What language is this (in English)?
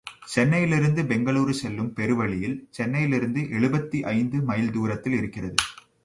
Tamil